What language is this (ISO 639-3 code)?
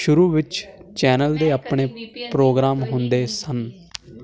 pan